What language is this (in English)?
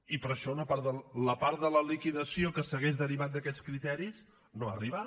Catalan